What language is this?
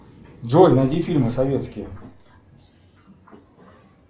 Russian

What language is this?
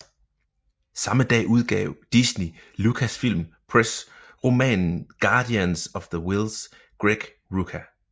Danish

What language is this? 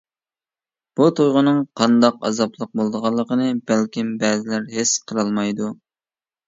Uyghur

